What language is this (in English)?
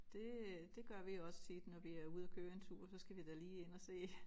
Danish